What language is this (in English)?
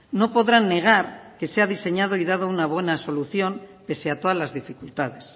Spanish